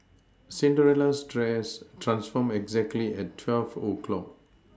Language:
English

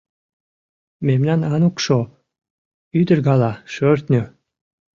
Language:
Mari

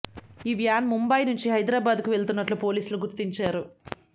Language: Telugu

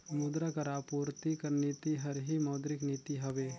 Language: Chhattisgarhi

